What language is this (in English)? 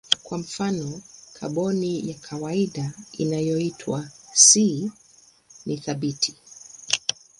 Swahili